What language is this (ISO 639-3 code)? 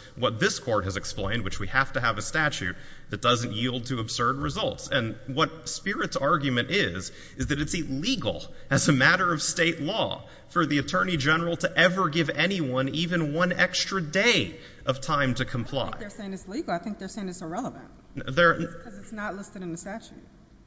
eng